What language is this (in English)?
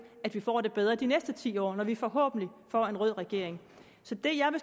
Danish